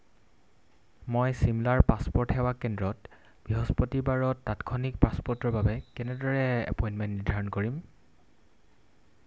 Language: Assamese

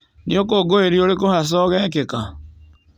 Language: Kikuyu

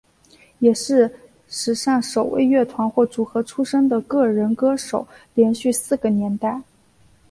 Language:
Chinese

